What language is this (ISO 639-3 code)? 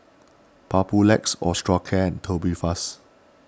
eng